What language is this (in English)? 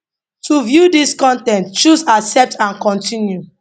Nigerian Pidgin